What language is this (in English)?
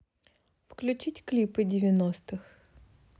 Russian